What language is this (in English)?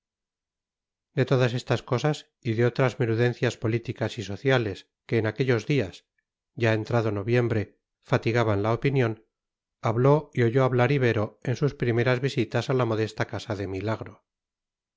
Spanish